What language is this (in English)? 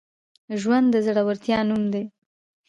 Pashto